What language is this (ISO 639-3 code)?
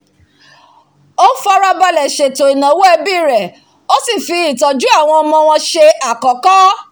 yor